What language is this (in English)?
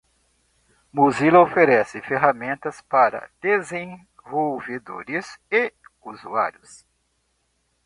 Portuguese